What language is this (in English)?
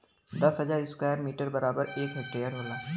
Bhojpuri